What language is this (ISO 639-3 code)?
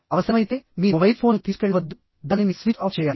tel